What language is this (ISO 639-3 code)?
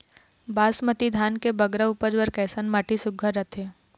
hne